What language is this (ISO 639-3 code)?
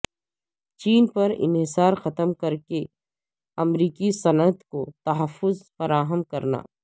urd